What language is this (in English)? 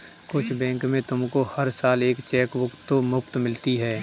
Hindi